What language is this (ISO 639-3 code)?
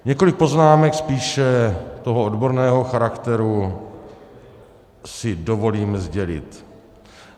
ces